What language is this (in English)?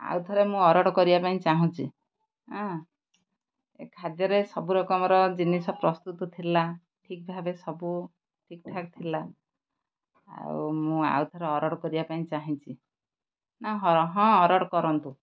Odia